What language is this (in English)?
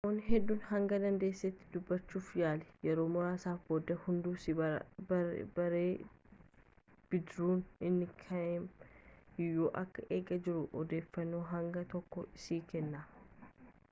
Oromo